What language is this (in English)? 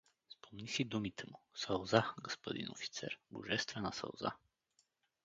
Bulgarian